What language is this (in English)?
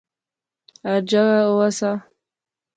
Pahari-Potwari